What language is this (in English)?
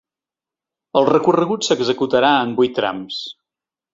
Catalan